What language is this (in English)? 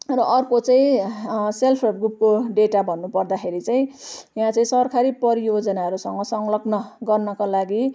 Nepali